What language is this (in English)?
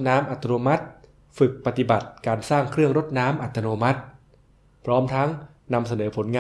Thai